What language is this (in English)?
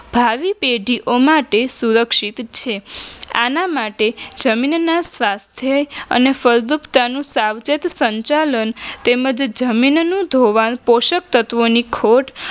Gujarati